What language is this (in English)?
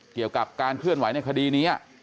Thai